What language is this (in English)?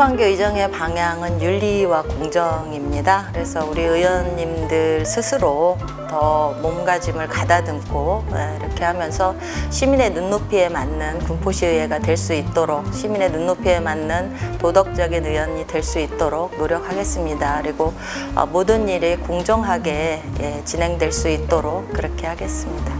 Korean